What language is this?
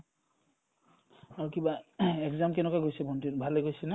Assamese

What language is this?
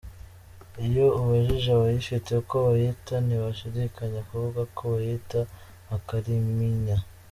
Kinyarwanda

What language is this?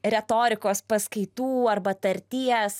Lithuanian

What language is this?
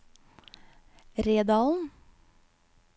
Norwegian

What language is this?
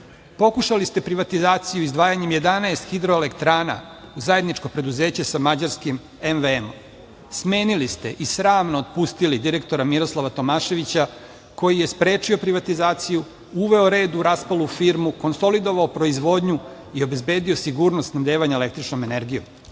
Serbian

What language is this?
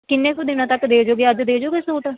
Punjabi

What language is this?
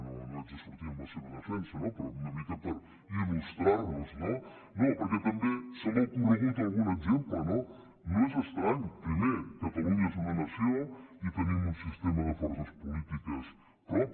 Catalan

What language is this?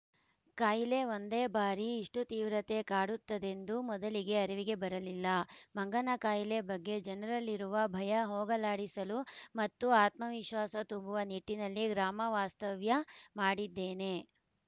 Kannada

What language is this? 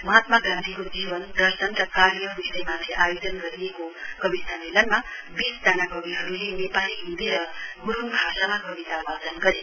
Nepali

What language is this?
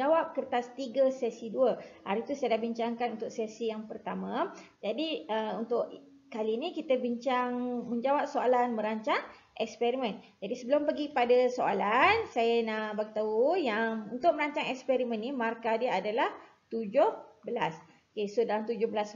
Malay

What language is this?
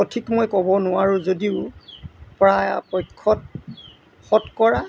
Assamese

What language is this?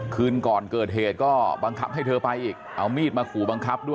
Thai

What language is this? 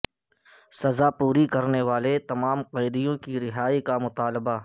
Urdu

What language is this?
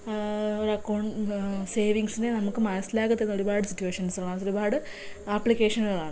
Malayalam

